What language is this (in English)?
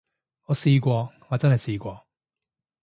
Cantonese